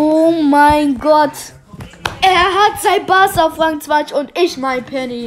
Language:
German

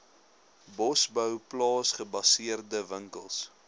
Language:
Afrikaans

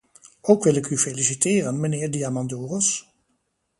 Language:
Dutch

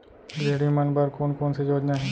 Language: Chhattisgarhi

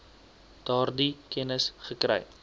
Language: Afrikaans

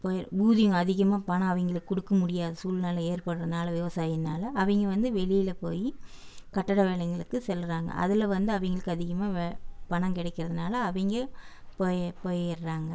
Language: Tamil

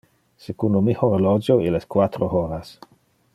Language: Interlingua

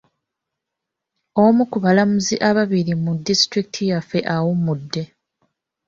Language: Ganda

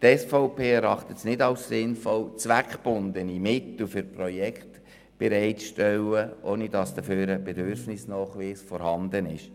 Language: Swiss German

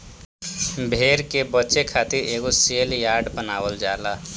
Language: Bhojpuri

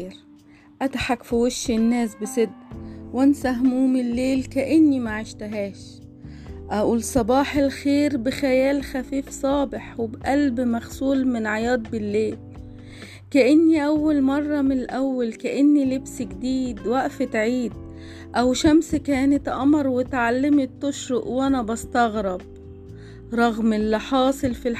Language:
Arabic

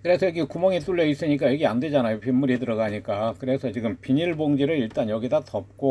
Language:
Korean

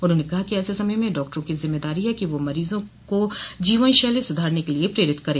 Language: Hindi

